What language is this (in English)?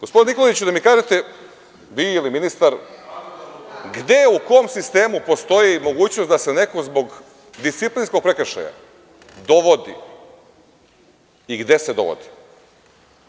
Serbian